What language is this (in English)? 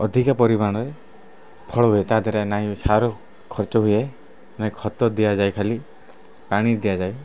Odia